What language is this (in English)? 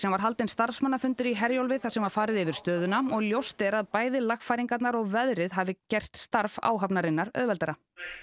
Icelandic